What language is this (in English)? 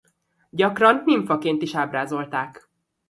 Hungarian